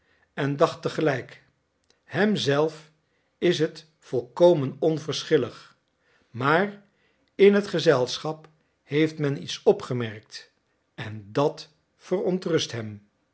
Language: Dutch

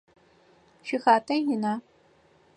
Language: Adyghe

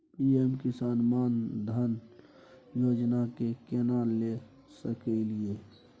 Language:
Maithili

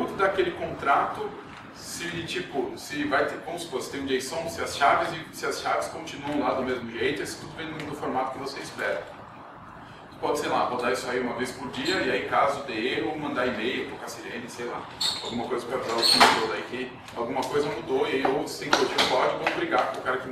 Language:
Portuguese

